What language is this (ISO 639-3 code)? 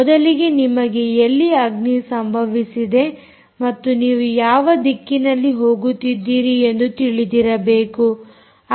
kan